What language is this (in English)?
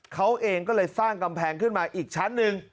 Thai